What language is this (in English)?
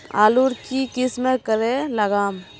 Magahi